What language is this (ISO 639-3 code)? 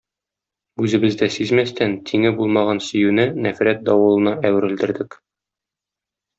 tat